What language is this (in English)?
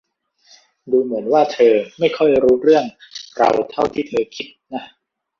Thai